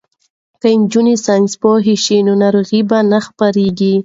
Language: Pashto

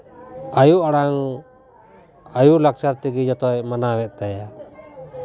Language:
Santali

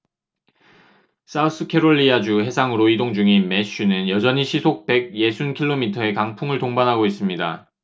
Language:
Korean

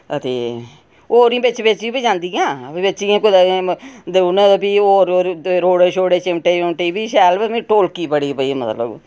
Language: Dogri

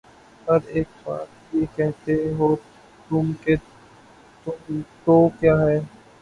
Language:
Urdu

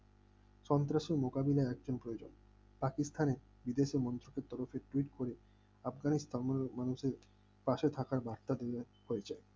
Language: Bangla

